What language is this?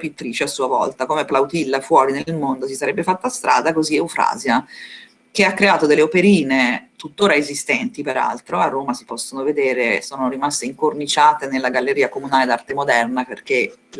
Italian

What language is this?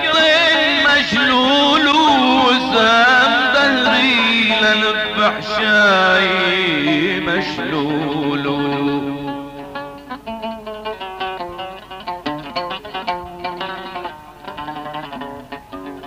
Arabic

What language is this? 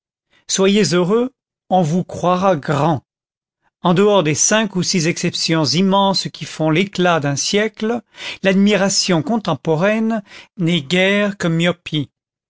French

